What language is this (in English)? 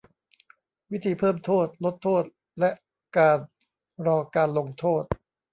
Thai